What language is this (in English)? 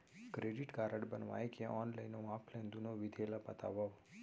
Chhattisgarhi